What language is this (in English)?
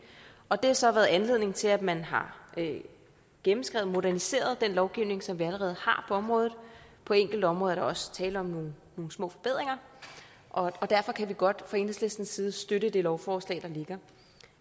Danish